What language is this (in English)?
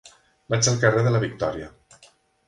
Catalan